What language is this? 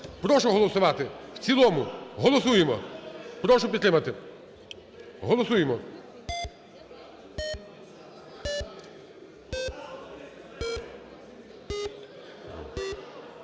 Ukrainian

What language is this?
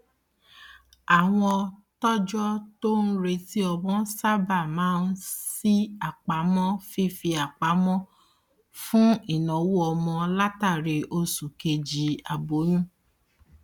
Yoruba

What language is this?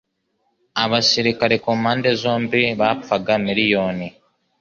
Kinyarwanda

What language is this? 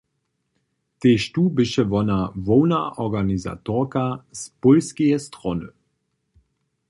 Upper Sorbian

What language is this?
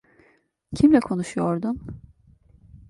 Turkish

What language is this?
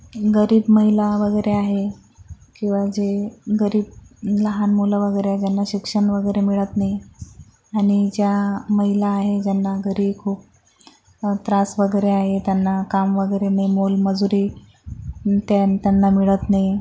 Marathi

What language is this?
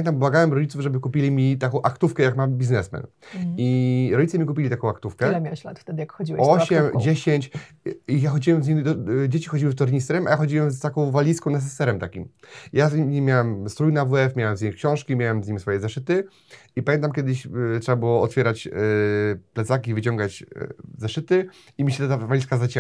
Polish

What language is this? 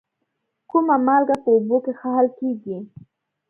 Pashto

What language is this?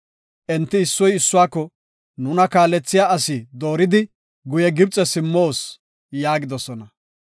Gofa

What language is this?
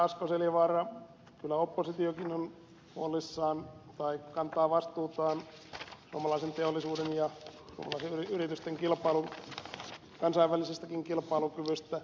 Finnish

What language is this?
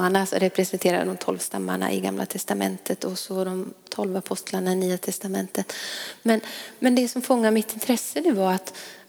Swedish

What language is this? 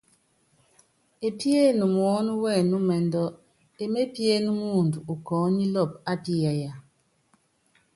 Yangben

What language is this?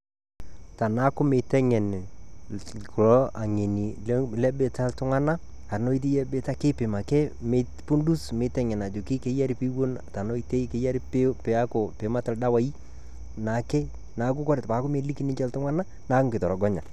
Masai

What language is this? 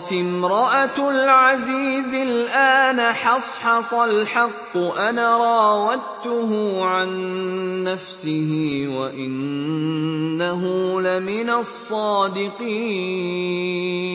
Arabic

